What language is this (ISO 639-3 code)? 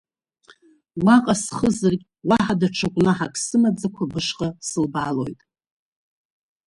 abk